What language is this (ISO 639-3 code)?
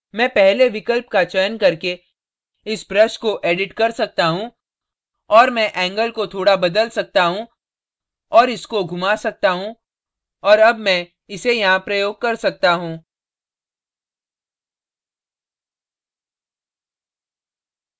hin